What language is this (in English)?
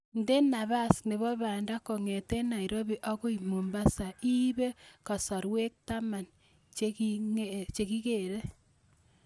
Kalenjin